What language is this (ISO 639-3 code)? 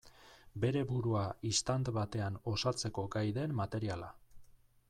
eus